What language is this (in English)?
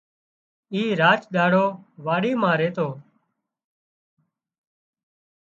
Wadiyara Koli